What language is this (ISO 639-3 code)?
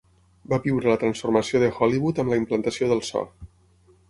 cat